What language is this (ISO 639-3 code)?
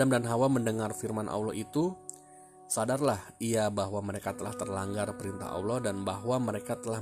ind